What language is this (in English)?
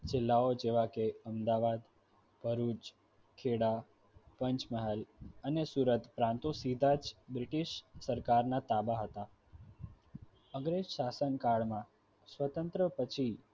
Gujarati